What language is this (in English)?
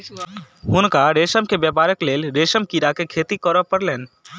Maithili